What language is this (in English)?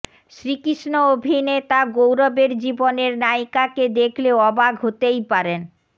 Bangla